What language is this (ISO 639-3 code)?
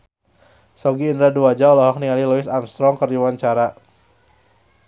sun